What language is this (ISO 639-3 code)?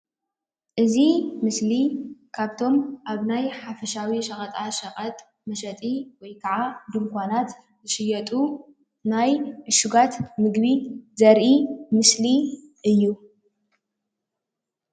tir